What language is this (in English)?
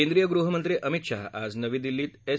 Marathi